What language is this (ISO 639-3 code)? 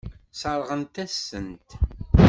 kab